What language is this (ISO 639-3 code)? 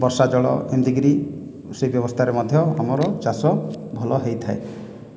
ori